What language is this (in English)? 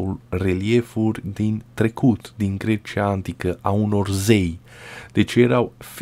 Romanian